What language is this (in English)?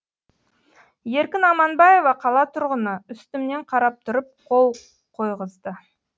Kazakh